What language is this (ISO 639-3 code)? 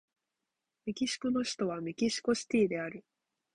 jpn